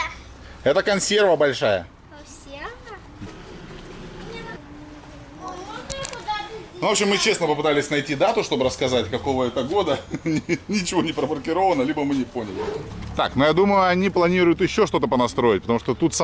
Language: Russian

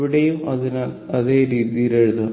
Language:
Malayalam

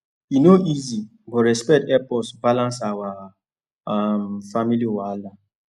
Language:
Nigerian Pidgin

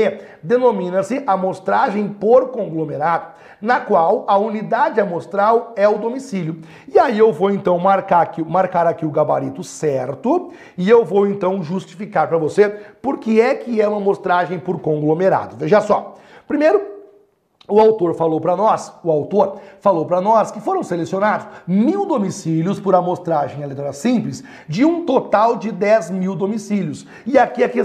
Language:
Portuguese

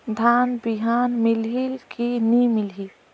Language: Chhattisgarhi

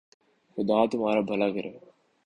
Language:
Urdu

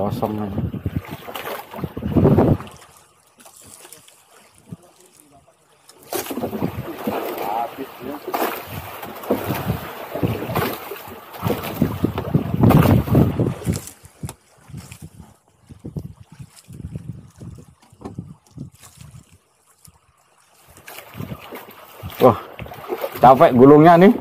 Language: Indonesian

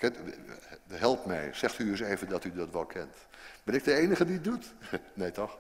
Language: Dutch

